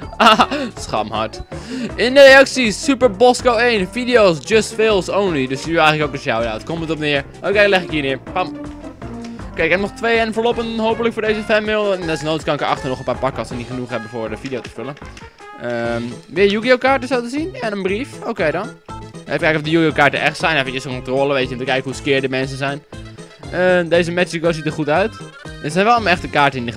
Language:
Dutch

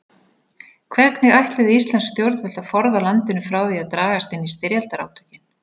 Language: Icelandic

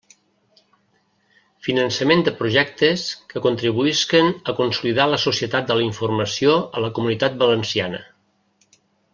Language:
Catalan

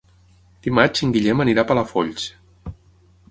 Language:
Catalan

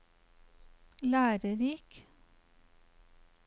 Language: Norwegian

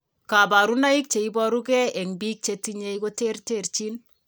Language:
Kalenjin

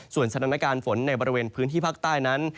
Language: Thai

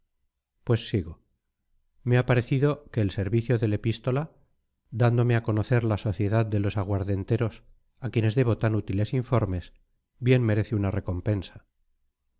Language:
Spanish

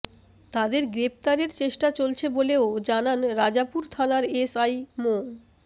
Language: Bangla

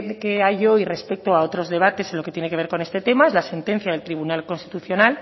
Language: Spanish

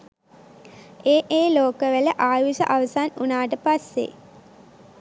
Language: Sinhala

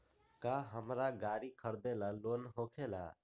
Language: Magahi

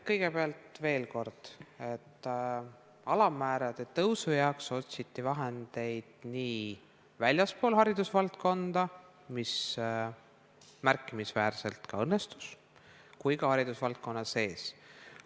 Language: Estonian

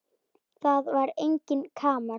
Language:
Icelandic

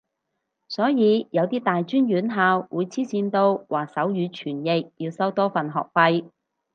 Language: Cantonese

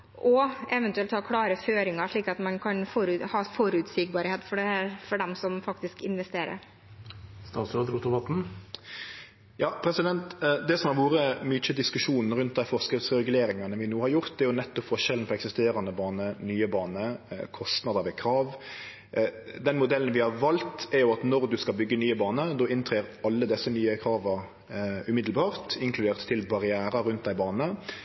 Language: Norwegian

